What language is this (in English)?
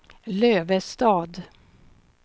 Swedish